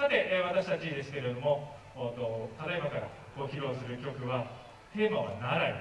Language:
Japanese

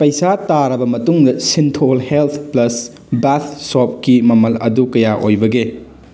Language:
Manipuri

